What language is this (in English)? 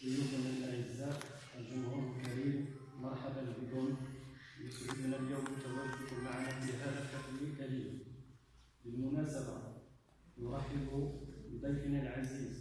Arabic